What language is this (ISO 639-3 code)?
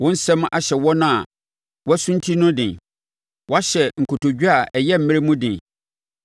aka